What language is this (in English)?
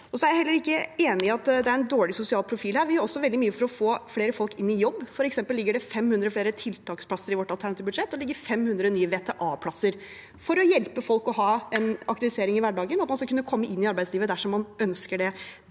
Norwegian